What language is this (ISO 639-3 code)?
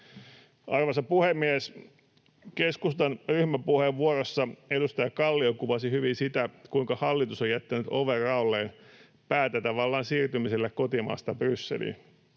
fin